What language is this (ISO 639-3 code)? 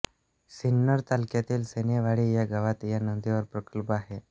mar